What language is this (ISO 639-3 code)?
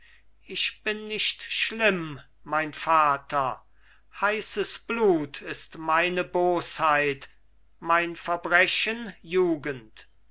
deu